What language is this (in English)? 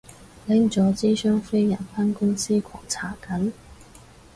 Cantonese